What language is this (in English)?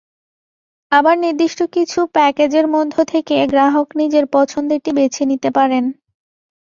Bangla